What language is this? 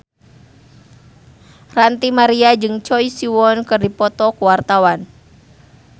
Sundanese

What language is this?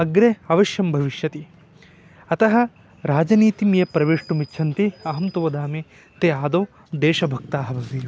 Sanskrit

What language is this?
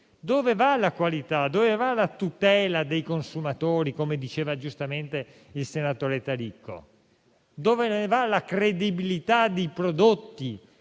Italian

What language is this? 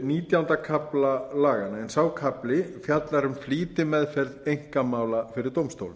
Icelandic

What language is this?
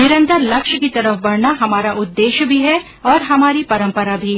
Hindi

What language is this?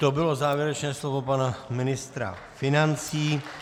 Czech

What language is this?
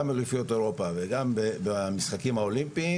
Hebrew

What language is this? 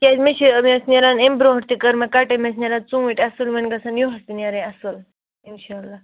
Kashmiri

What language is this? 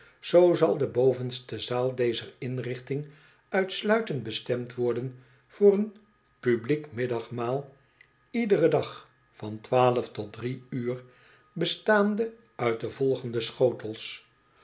Dutch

